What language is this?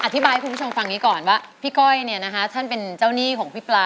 Thai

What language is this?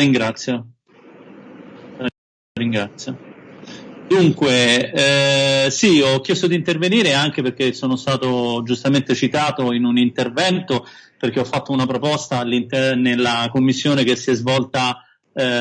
Italian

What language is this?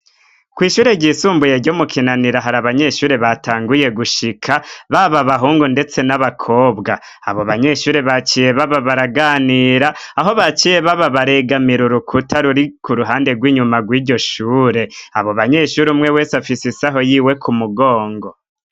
Rundi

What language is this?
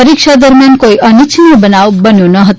Gujarati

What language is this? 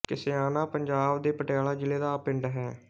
Punjabi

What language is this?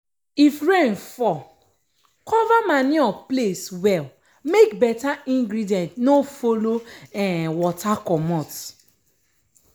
Nigerian Pidgin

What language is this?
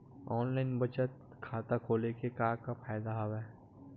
Chhattisgarhi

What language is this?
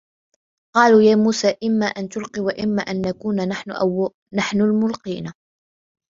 Arabic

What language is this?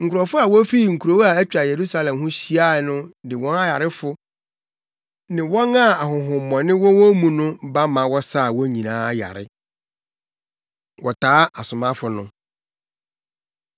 Akan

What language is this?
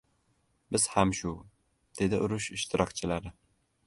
Uzbek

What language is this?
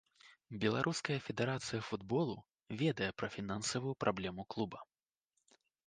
Belarusian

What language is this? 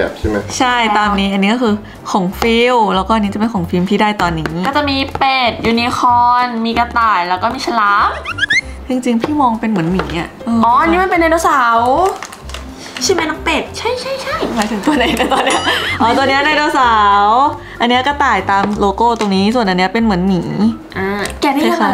Thai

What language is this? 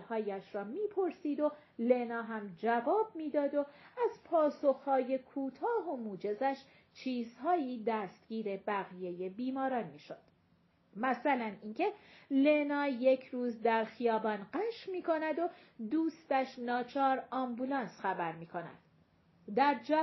Persian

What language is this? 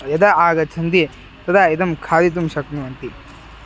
Sanskrit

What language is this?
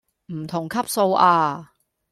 Cantonese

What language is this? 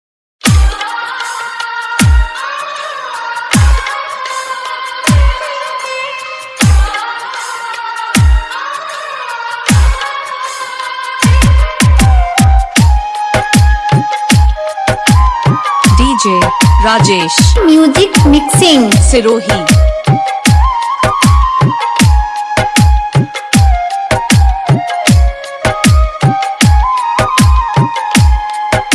Hindi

